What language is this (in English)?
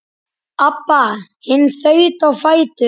Icelandic